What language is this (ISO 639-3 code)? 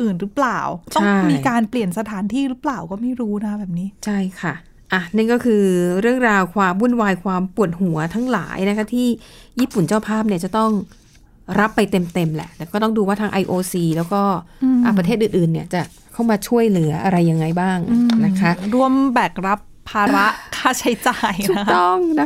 tha